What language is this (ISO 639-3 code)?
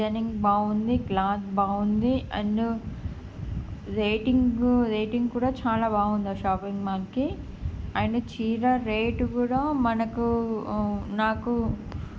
tel